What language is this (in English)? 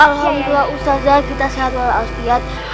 Indonesian